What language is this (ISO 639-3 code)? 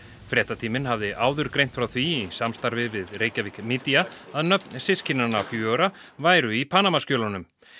isl